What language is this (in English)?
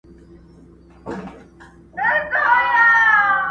Pashto